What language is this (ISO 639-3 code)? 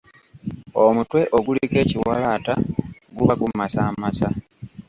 lug